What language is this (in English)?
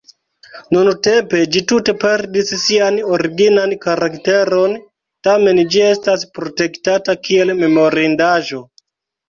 Esperanto